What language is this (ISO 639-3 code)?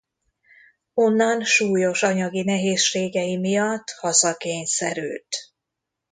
hun